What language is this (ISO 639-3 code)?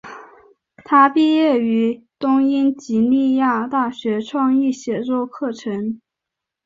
zho